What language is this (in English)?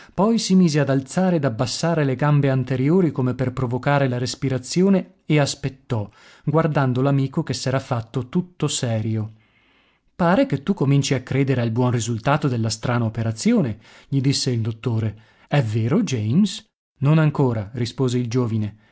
Italian